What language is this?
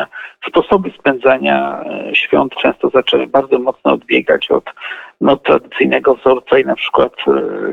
Polish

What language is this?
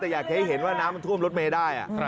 Thai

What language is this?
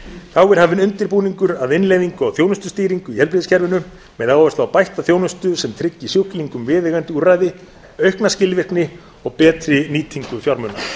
Icelandic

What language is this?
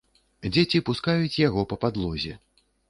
Belarusian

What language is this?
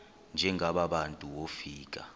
Xhosa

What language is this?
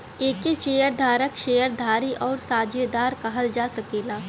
Bhojpuri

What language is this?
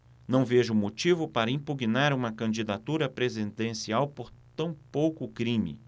Portuguese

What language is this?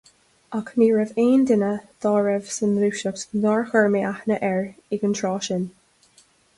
Irish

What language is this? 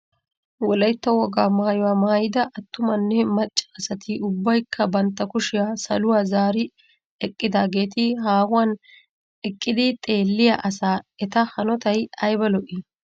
Wolaytta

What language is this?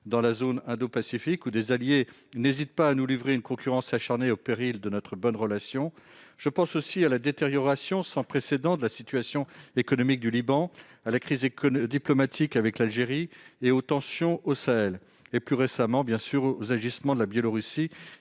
French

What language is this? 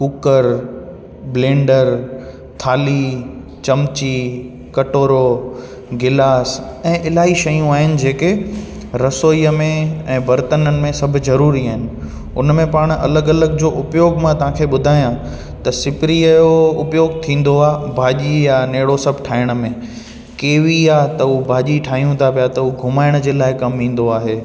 Sindhi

